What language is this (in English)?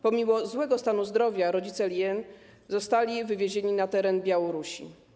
Polish